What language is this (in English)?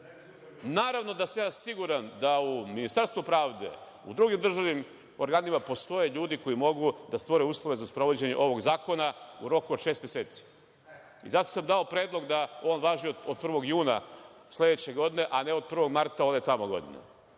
Serbian